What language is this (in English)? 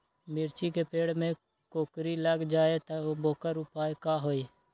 Magahi